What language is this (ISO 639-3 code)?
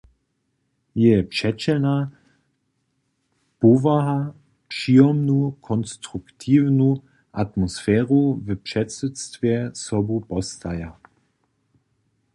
hsb